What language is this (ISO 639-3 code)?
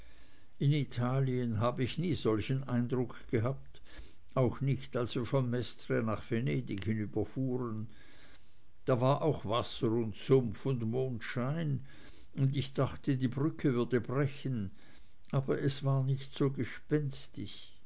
deu